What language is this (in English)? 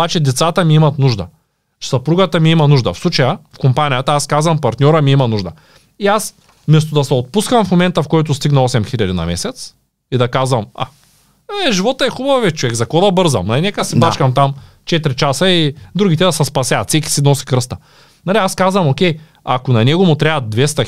Bulgarian